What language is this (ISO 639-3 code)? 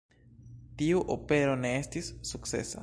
epo